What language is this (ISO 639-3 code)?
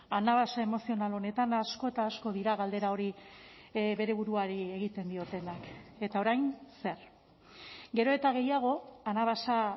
eus